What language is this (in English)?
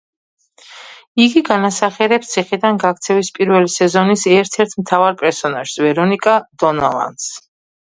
Georgian